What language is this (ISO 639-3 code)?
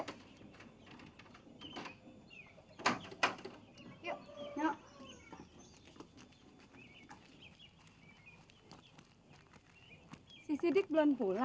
ind